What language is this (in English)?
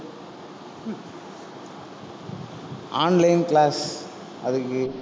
Tamil